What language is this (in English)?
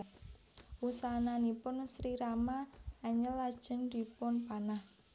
Javanese